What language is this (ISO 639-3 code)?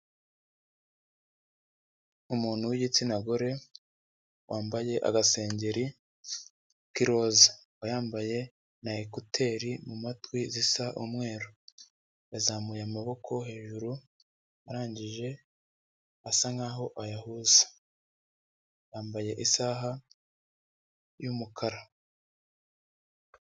kin